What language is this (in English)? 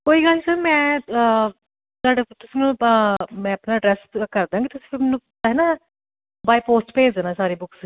Punjabi